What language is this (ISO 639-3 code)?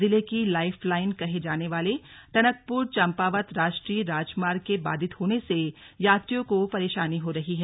hin